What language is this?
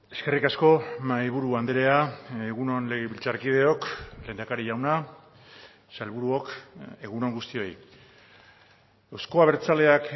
Basque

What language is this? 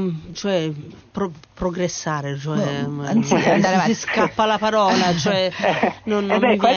Italian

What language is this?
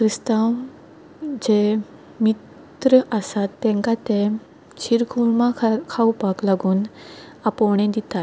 Konkani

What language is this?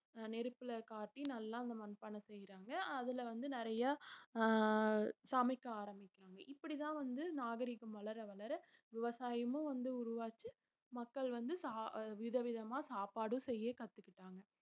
Tamil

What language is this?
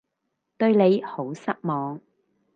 Cantonese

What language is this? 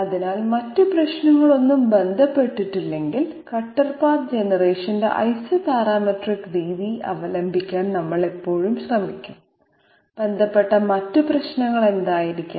Malayalam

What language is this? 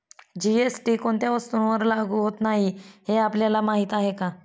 Marathi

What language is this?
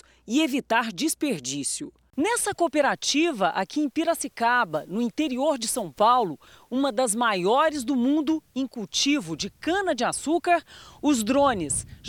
Portuguese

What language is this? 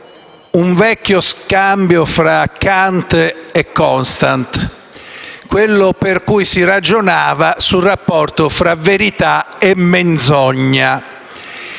Italian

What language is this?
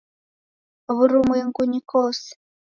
Taita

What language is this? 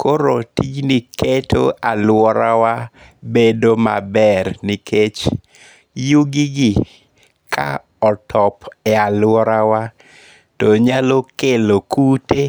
Luo (Kenya and Tanzania)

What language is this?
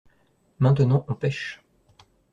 French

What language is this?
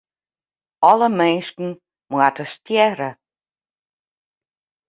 Western Frisian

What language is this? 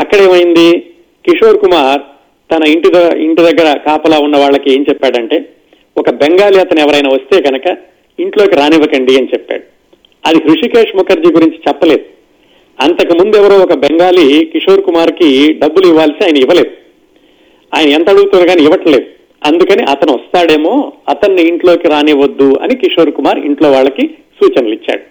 Telugu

